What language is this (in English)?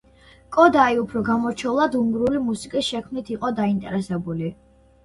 Georgian